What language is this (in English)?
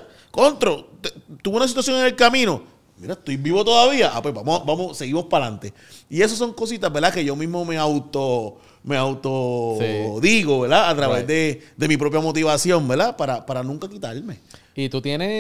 Spanish